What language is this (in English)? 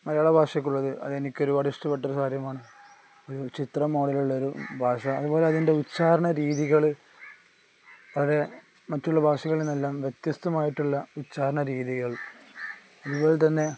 Malayalam